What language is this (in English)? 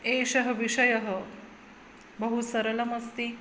Sanskrit